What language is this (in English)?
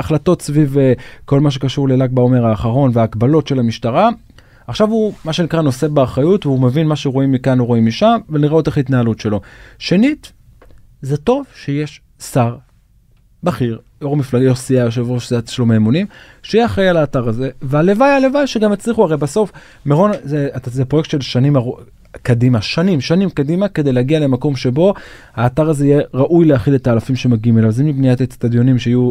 Hebrew